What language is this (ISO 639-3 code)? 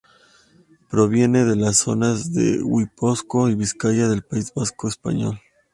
spa